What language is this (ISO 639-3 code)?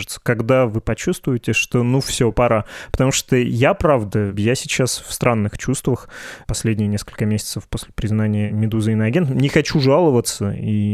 rus